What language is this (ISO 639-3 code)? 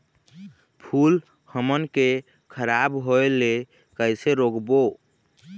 hne